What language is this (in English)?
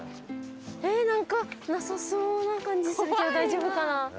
Japanese